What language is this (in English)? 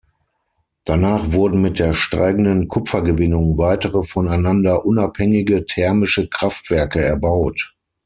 German